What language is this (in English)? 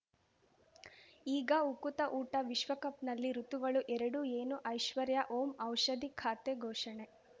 Kannada